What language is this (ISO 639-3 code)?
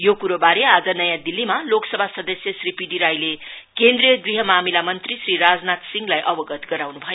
nep